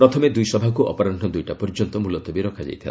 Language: Odia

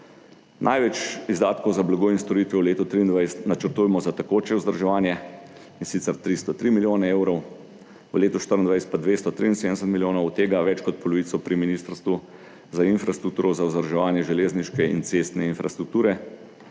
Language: Slovenian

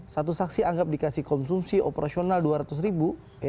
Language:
Indonesian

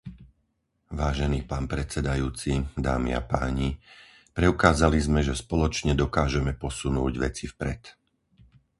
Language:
Slovak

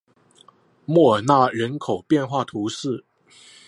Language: Chinese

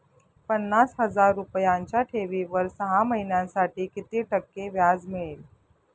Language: Marathi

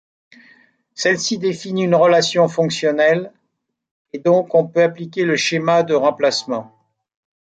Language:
French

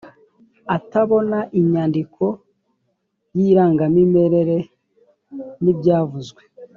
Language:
Kinyarwanda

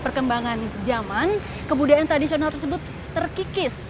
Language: Indonesian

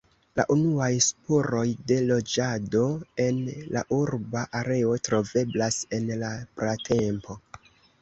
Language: Esperanto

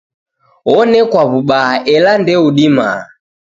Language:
Taita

